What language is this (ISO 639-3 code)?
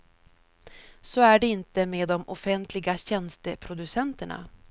swe